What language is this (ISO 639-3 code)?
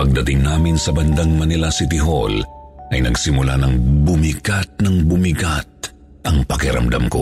fil